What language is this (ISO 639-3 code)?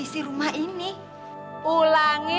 ind